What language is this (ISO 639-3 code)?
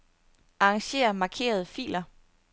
dan